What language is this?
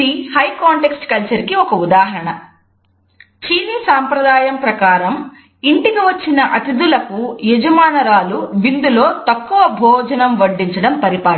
Telugu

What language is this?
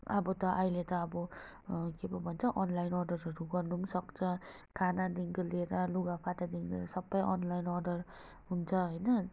Nepali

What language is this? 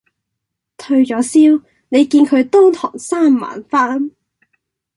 Cantonese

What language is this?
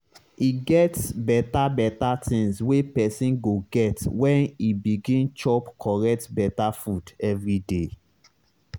Nigerian Pidgin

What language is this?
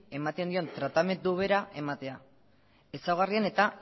Basque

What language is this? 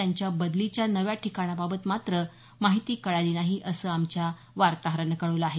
Marathi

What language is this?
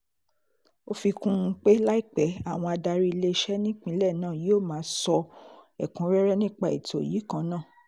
Yoruba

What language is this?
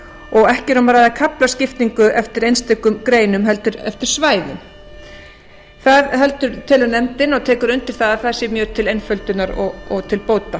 Icelandic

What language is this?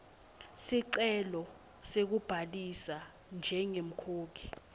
Swati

